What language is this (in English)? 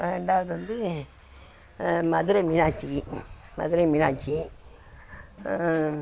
Tamil